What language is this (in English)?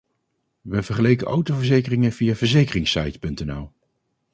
Dutch